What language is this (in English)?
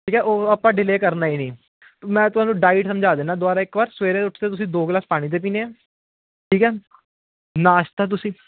Punjabi